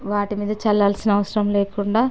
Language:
Telugu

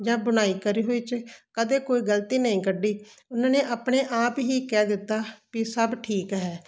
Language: Punjabi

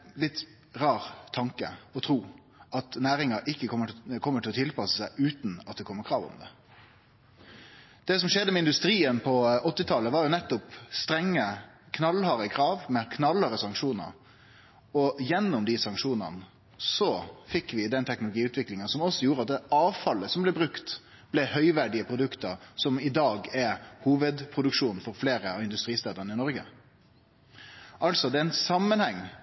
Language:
Norwegian Nynorsk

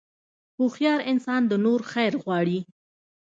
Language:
Pashto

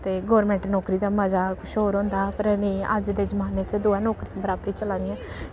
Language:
Dogri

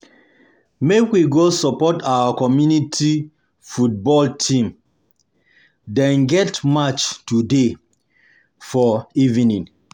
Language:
Nigerian Pidgin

